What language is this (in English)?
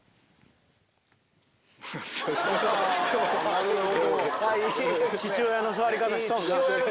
Japanese